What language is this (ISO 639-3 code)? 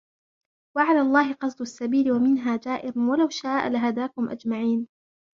ara